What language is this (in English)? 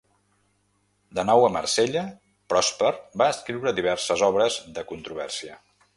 Catalan